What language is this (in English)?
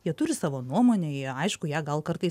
Lithuanian